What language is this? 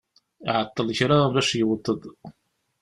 Kabyle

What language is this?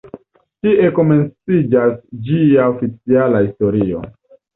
Esperanto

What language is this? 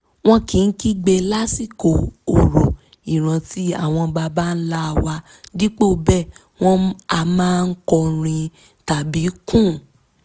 Yoruba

